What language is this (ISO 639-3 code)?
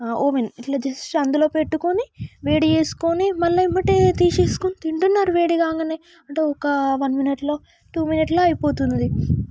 tel